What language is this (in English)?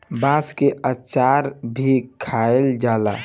Bhojpuri